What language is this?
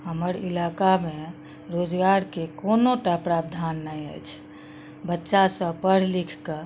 Maithili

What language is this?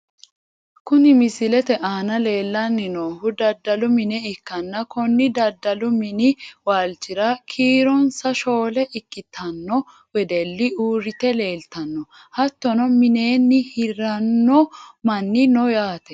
Sidamo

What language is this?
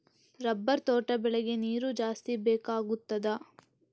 Kannada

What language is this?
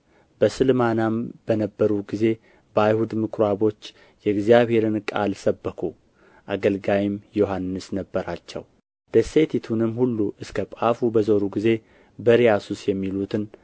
Amharic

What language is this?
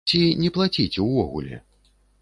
Belarusian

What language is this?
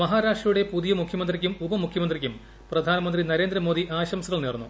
Malayalam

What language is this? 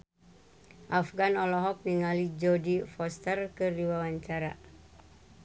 Sundanese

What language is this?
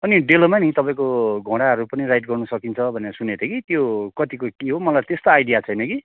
Nepali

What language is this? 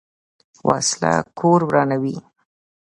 Pashto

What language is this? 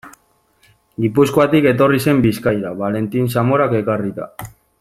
Basque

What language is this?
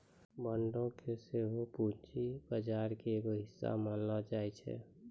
Maithili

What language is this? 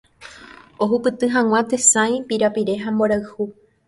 Guarani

